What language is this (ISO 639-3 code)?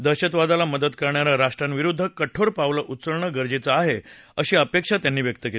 mar